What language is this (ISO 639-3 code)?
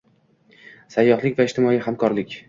uzb